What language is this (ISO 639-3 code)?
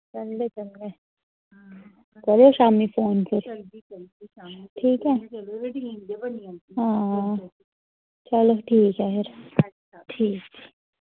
doi